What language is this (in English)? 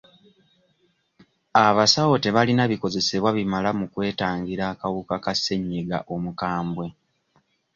Ganda